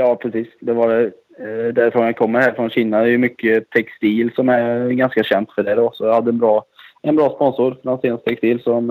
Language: Swedish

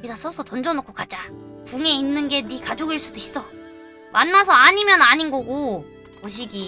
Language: Korean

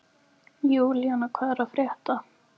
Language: Icelandic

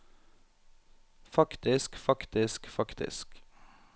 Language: Norwegian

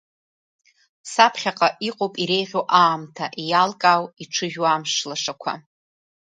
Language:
Abkhazian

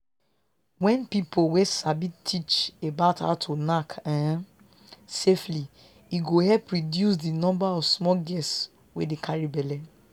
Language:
Nigerian Pidgin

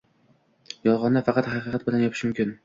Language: Uzbek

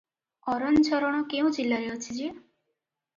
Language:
Odia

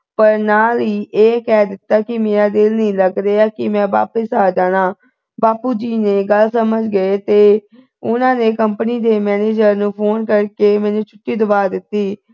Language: Punjabi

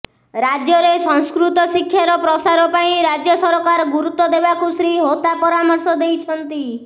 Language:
Odia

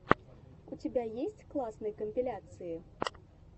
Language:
Russian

